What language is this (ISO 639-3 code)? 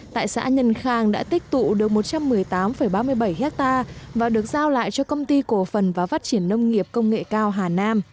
vie